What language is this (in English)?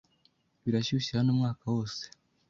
Kinyarwanda